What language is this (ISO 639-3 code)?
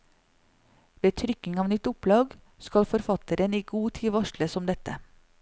nor